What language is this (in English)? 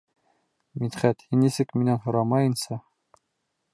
Bashkir